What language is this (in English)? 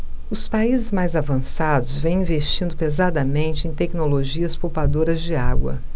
Portuguese